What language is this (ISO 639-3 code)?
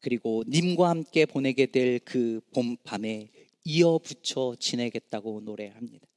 kor